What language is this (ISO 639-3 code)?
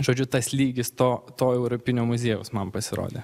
lit